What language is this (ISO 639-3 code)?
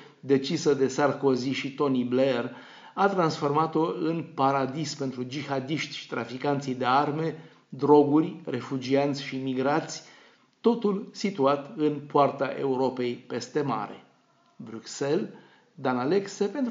ron